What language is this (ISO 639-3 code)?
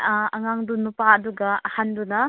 mni